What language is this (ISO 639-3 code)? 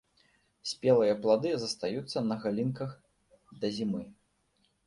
bel